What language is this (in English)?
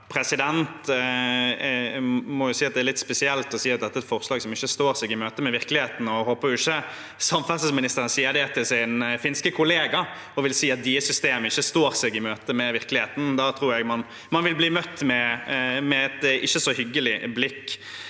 Norwegian